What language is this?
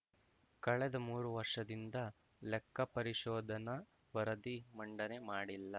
Kannada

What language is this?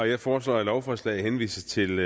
Danish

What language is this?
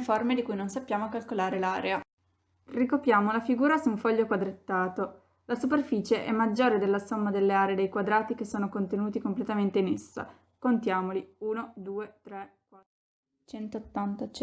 Italian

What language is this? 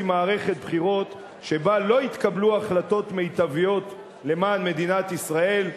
Hebrew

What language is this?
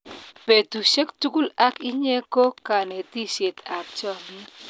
Kalenjin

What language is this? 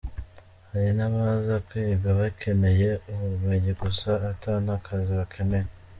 Kinyarwanda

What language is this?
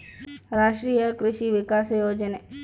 Kannada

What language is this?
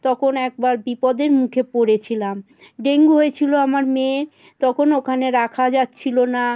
Bangla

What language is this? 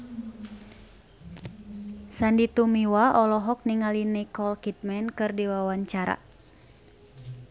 Sundanese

